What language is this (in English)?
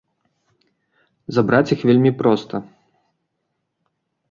Belarusian